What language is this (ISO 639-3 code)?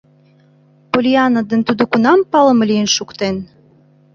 chm